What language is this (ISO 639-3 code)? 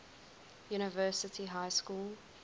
eng